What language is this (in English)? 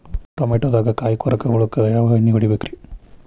Kannada